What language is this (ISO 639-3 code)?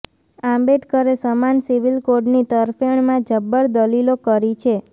guj